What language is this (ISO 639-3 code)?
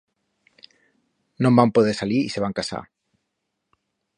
arg